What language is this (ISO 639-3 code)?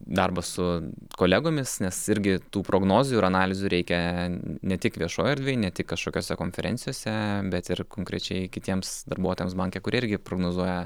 lit